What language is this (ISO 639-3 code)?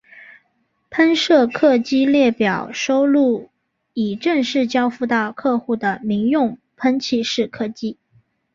zho